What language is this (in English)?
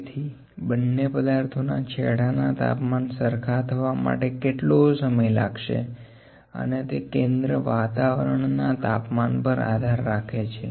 Gujarati